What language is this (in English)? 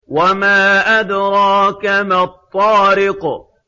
Arabic